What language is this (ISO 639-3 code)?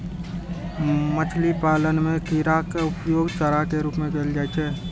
mai